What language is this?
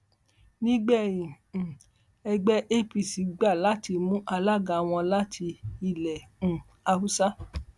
Yoruba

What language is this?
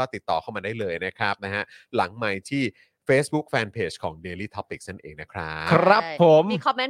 Thai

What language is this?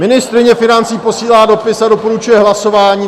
Czech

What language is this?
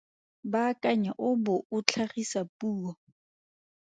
Tswana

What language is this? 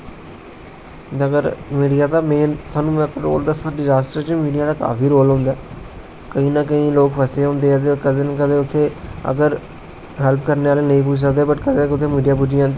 Dogri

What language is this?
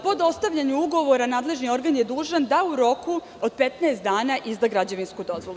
Serbian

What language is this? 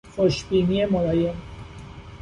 Persian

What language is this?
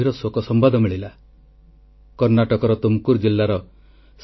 Odia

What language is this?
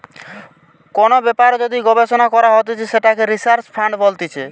Bangla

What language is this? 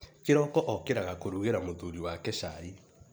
Kikuyu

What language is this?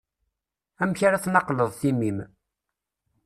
Kabyle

